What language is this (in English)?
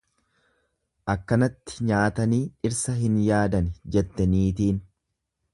Oromo